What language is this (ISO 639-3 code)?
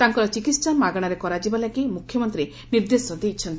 ori